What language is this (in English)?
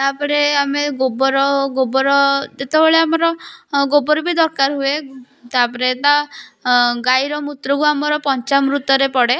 Odia